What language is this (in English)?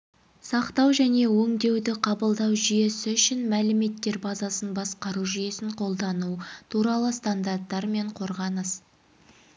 Kazakh